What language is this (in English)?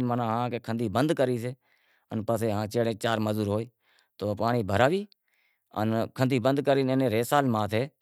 Wadiyara Koli